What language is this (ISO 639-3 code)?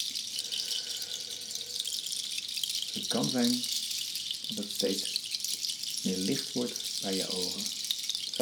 nld